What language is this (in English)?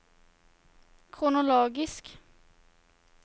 Norwegian